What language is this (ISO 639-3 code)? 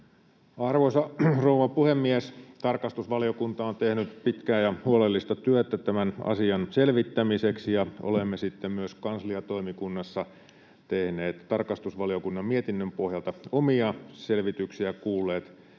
fin